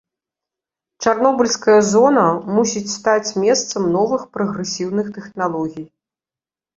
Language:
Belarusian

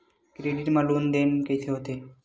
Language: Chhattisgarhi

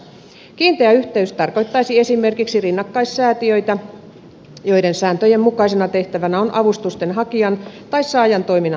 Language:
Finnish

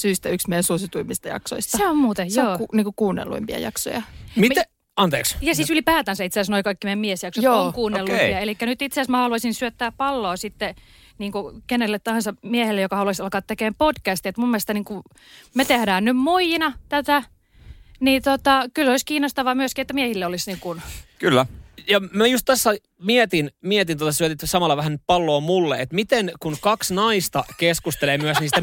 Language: Finnish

